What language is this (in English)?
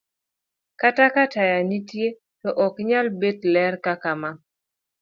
Luo (Kenya and Tanzania)